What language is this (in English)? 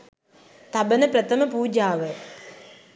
Sinhala